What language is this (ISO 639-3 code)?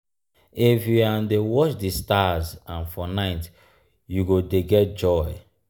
pcm